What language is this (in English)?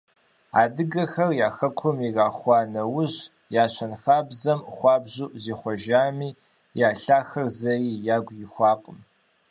Kabardian